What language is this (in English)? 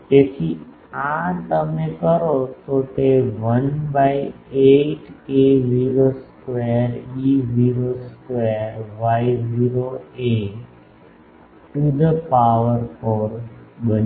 Gujarati